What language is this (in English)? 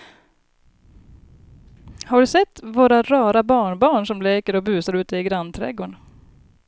Swedish